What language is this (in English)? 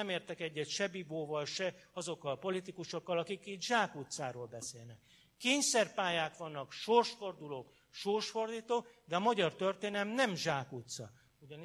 Hungarian